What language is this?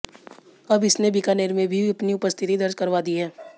Hindi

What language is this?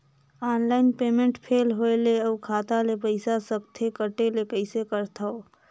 Chhattisgarhi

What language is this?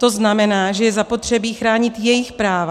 Czech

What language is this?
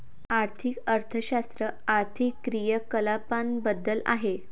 Marathi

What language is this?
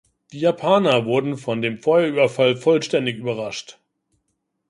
German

